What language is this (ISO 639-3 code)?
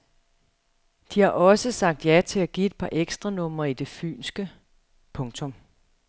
dan